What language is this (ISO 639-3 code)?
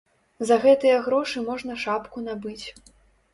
bel